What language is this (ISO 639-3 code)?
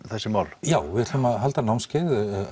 isl